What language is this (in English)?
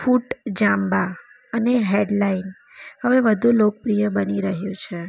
Gujarati